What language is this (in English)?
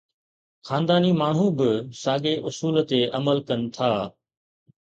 Sindhi